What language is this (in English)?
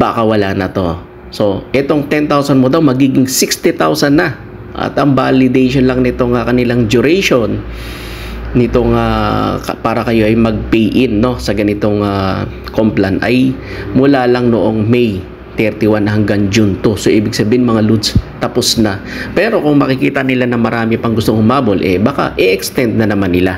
Filipino